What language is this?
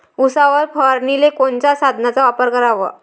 Marathi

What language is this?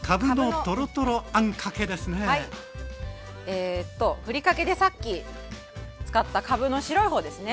Japanese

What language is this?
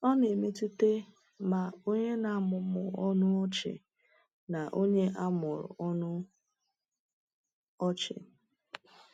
Igbo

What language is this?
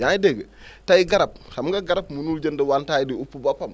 Wolof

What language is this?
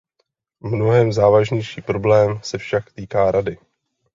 Czech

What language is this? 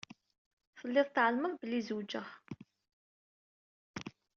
Kabyle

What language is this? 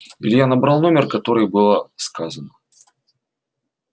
Russian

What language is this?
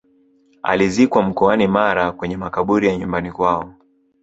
Swahili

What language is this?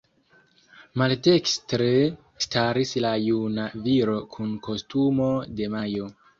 Esperanto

